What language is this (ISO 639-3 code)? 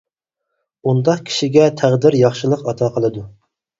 uig